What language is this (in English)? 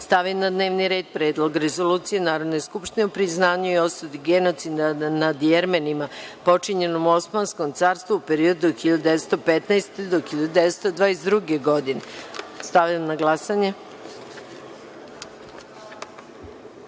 Serbian